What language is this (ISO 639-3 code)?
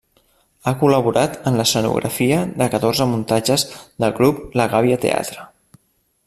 cat